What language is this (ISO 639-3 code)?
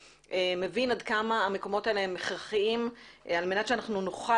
heb